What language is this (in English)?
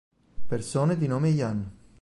Italian